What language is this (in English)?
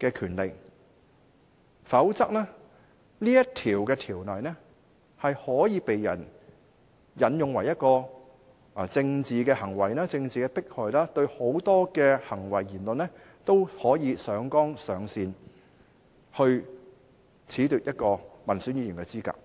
Cantonese